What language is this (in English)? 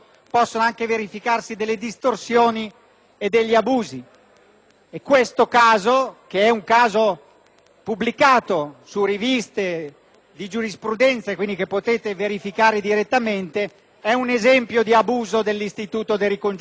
Italian